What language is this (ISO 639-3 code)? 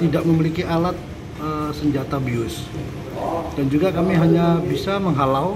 ind